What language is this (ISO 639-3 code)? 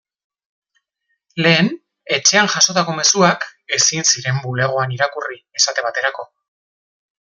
eus